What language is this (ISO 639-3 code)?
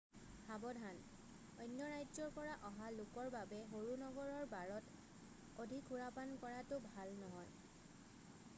asm